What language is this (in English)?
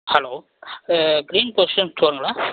Tamil